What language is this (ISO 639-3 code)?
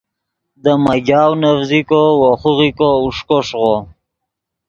ydg